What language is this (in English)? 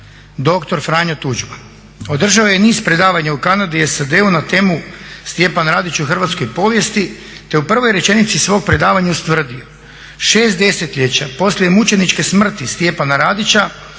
Croatian